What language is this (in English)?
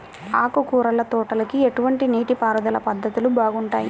Telugu